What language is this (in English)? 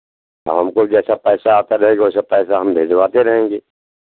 Hindi